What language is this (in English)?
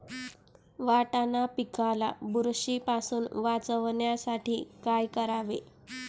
Marathi